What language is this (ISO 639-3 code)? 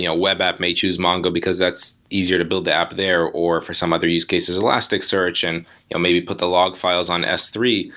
eng